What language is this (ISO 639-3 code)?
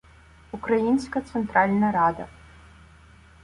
ukr